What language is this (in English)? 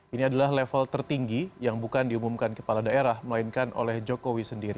Indonesian